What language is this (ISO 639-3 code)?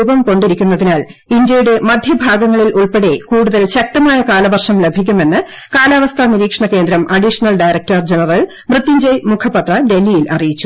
mal